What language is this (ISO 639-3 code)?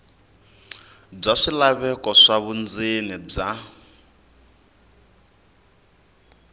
tso